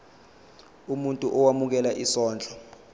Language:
Zulu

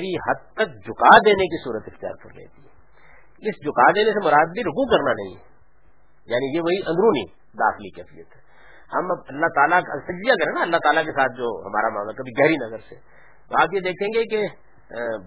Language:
Urdu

